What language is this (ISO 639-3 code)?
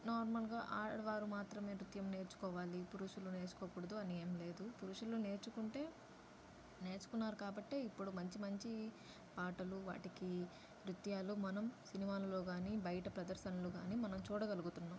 tel